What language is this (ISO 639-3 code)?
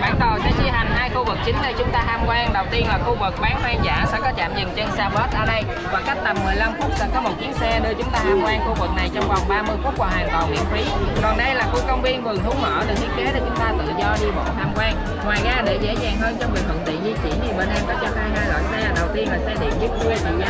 vie